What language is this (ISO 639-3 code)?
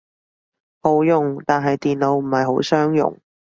yue